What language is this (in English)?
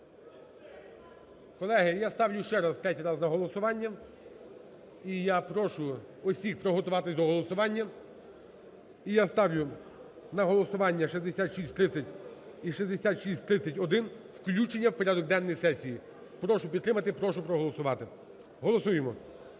Ukrainian